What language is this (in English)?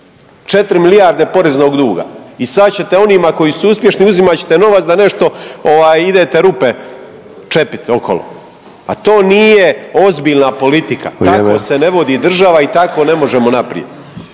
Croatian